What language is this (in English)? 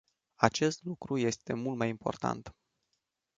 Romanian